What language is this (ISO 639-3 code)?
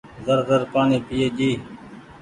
gig